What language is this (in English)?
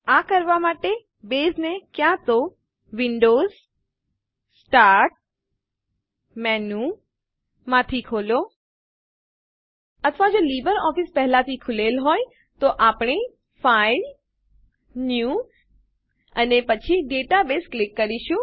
Gujarati